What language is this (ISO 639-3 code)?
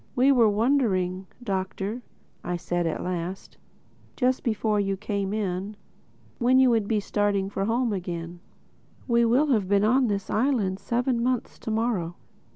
eng